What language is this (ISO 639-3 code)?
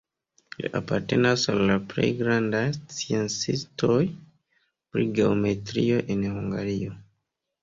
epo